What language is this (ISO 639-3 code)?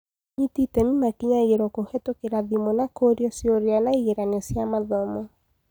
kik